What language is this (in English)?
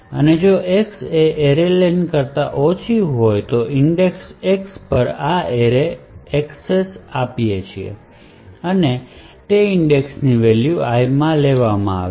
Gujarati